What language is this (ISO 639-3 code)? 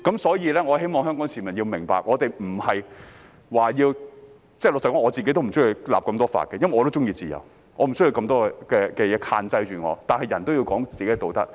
yue